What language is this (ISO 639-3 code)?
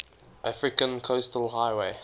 eng